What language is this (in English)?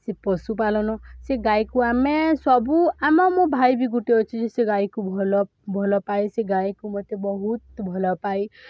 Odia